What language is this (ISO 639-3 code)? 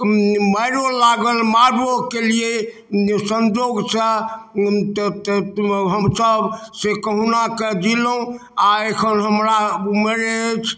mai